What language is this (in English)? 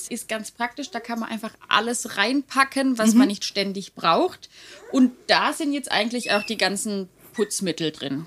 German